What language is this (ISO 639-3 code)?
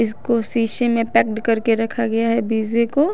hin